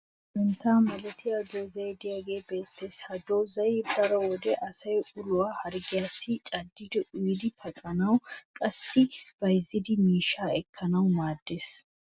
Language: Wolaytta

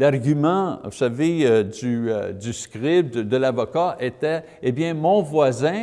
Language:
French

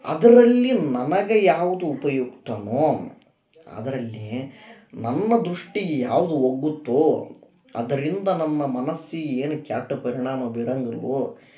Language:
Kannada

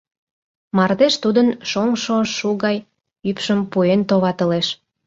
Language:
Mari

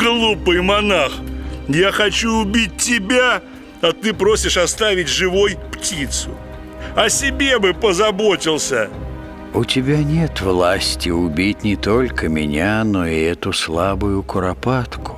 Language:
Russian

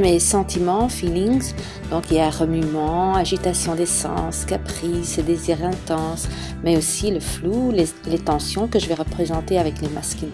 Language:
French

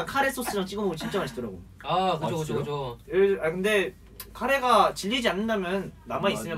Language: Korean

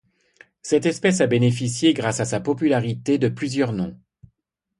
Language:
French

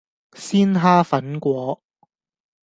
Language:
Cantonese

